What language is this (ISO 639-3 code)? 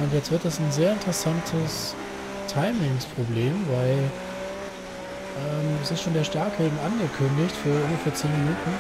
deu